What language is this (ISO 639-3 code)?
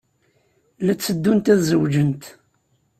kab